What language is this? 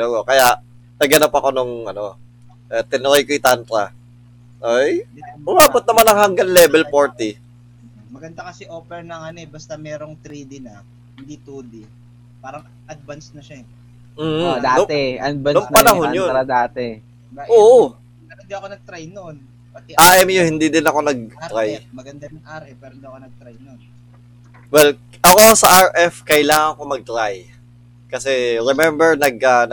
Filipino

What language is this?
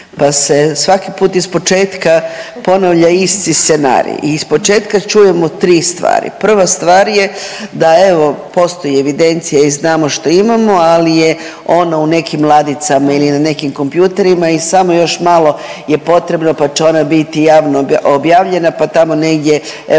Croatian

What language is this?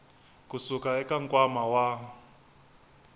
Tsonga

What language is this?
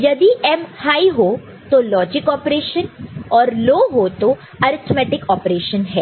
Hindi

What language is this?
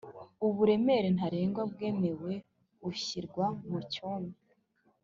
Kinyarwanda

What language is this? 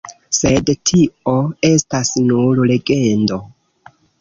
Esperanto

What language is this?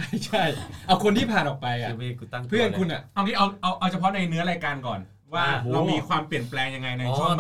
Thai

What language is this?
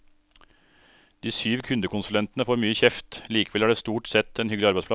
Norwegian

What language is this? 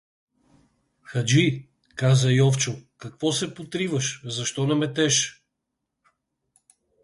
Bulgarian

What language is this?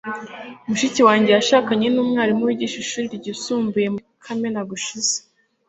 Kinyarwanda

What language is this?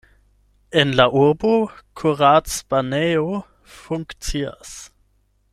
Esperanto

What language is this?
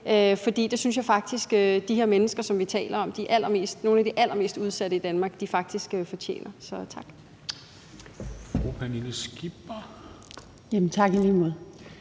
Danish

